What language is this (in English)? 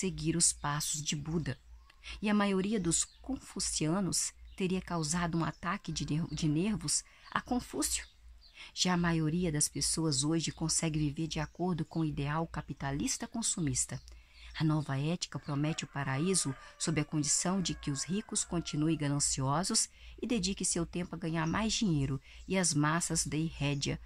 Portuguese